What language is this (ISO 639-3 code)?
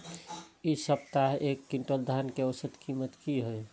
mai